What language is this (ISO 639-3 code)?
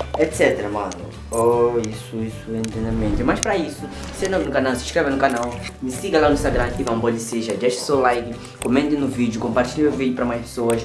por